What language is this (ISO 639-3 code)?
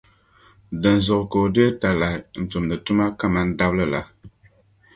dag